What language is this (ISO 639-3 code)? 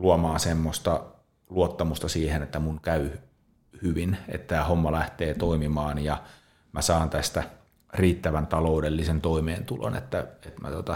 fin